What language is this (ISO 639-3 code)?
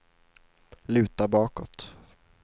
swe